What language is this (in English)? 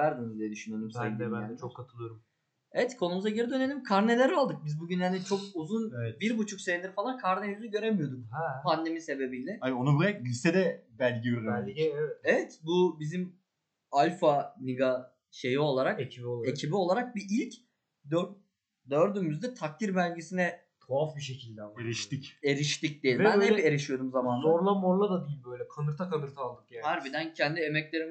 Turkish